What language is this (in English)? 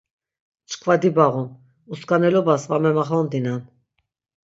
Laz